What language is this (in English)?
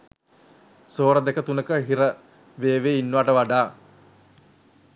Sinhala